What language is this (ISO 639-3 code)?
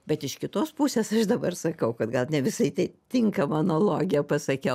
lit